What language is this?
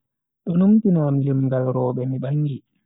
Bagirmi Fulfulde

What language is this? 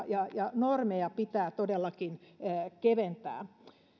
Finnish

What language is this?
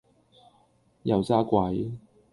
Cantonese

